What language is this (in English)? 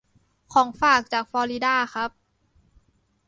Thai